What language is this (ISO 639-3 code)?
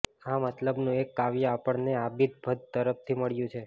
guj